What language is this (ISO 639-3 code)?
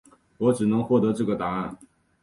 zho